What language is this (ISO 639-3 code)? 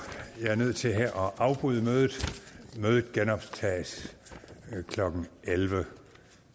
dan